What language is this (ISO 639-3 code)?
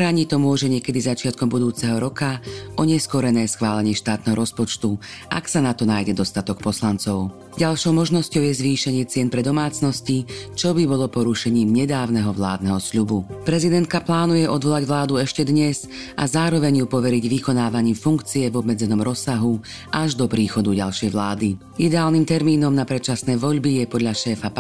slk